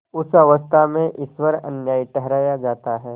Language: Hindi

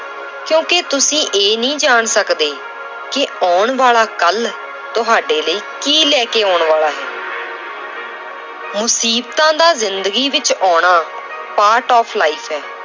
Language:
Punjabi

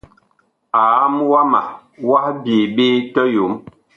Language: Bakoko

